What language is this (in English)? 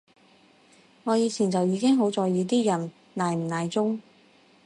Cantonese